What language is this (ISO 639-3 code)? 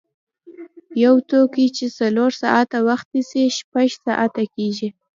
pus